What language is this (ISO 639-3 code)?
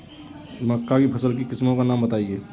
hin